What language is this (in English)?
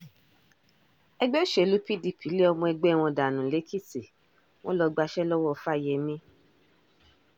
Yoruba